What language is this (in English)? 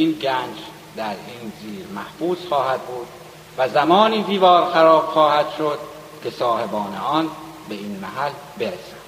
Persian